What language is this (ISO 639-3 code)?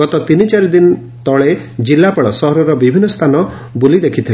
ori